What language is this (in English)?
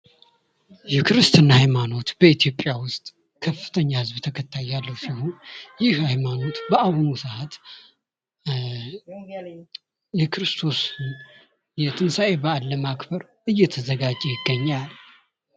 Amharic